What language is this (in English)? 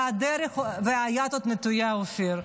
Hebrew